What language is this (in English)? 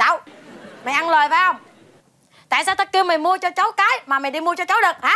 Vietnamese